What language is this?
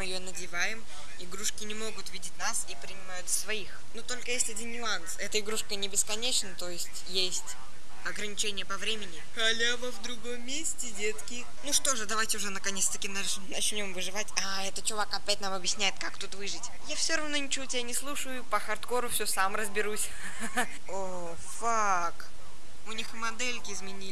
Russian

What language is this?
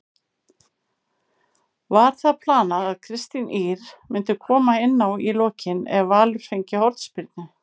Icelandic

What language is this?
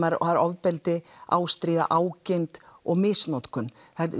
Icelandic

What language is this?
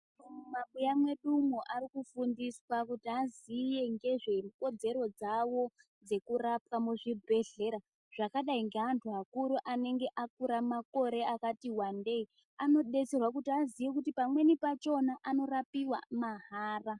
Ndau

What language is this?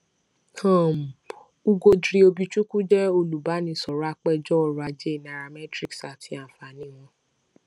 Yoruba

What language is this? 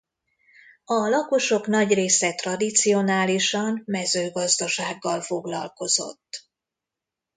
Hungarian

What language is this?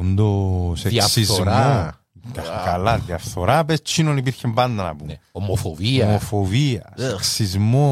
Greek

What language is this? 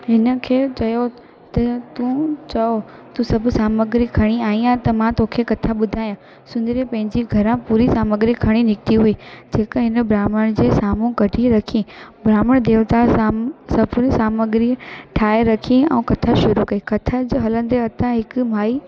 Sindhi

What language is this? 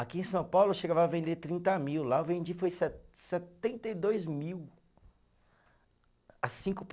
Portuguese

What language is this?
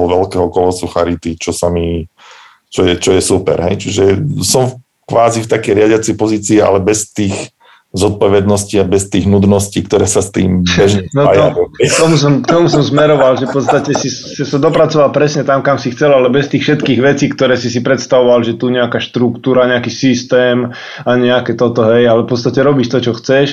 Slovak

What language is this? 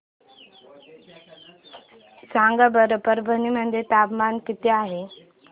Marathi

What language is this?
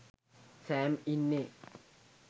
Sinhala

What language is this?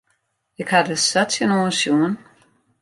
Western Frisian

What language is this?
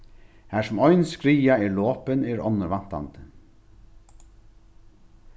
Faroese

